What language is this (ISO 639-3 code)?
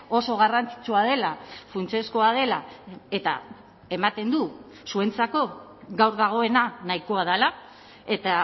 eus